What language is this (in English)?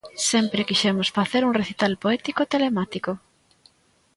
Galician